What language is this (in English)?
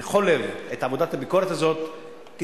Hebrew